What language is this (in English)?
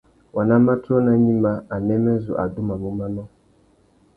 Tuki